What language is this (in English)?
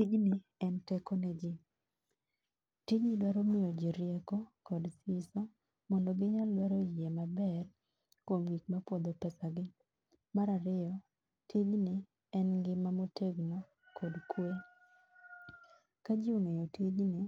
Luo (Kenya and Tanzania)